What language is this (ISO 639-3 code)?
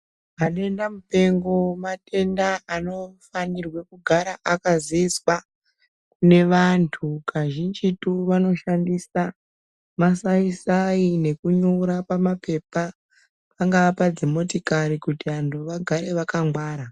ndc